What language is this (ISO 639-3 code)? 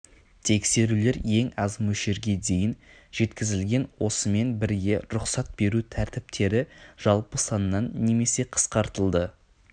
kaz